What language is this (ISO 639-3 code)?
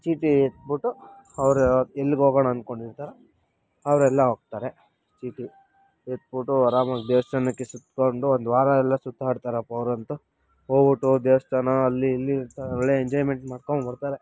kan